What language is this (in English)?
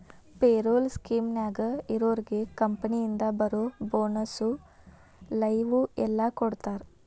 Kannada